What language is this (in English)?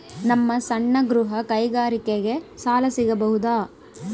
Kannada